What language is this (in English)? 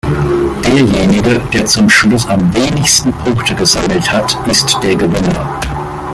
German